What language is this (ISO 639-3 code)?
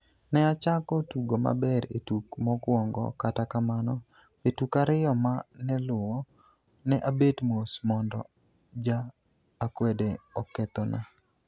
luo